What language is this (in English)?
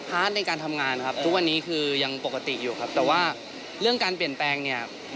Thai